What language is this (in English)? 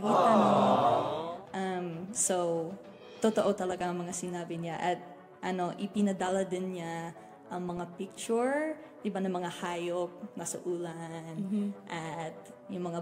Filipino